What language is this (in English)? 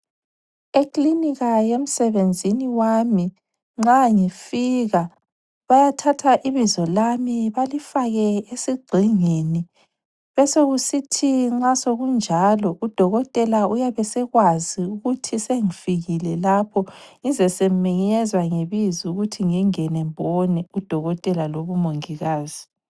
North Ndebele